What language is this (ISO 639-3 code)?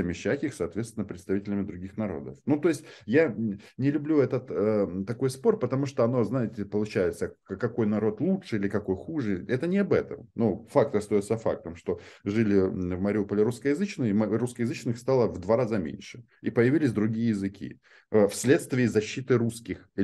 rus